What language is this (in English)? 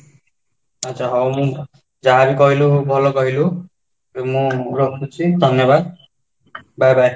Odia